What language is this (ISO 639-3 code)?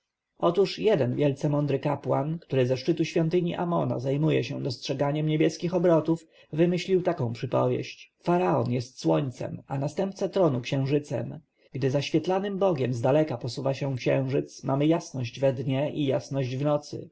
pol